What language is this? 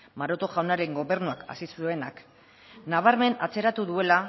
Basque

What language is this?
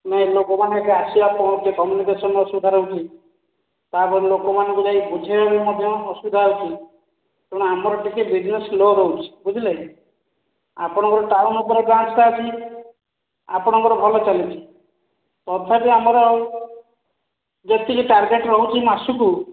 Odia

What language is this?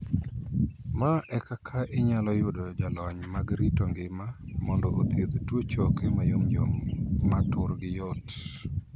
Luo (Kenya and Tanzania)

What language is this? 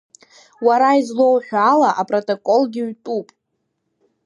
Abkhazian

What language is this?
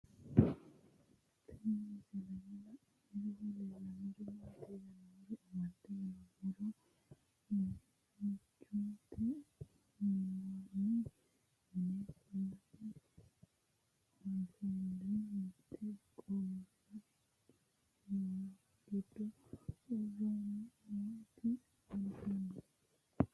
Sidamo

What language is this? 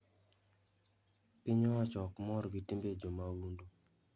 Luo (Kenya and Tanzania)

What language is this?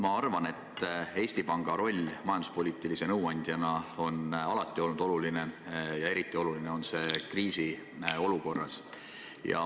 Estonian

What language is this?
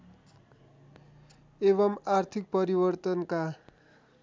Nepali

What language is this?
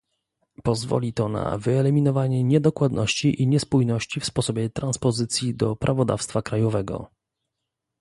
Polish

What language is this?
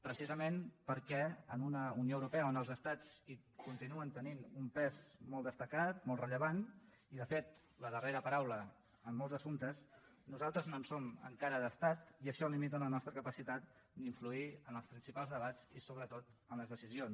Catalan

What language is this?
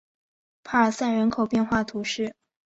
Chinese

